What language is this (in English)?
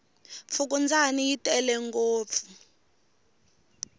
Tsonga